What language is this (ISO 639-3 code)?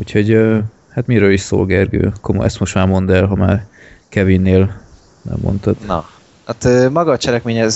hun